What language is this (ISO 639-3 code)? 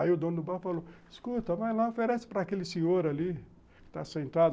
por